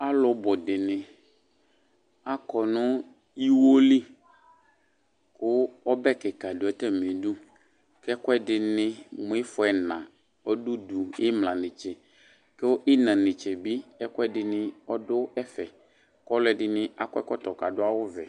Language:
Ikposo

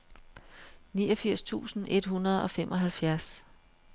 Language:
Danish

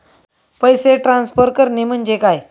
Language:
Marathi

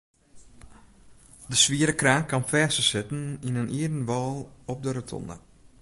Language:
Western Frisian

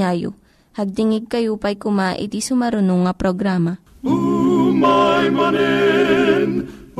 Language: Filipino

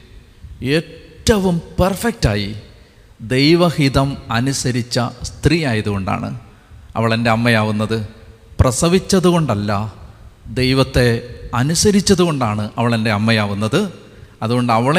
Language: Malayalam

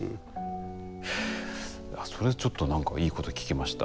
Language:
Japanese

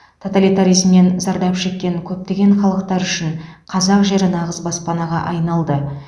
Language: Kazakh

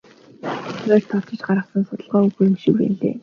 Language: Mongolian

